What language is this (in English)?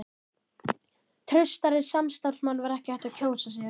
Icelandic